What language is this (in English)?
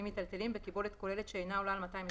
Hebrew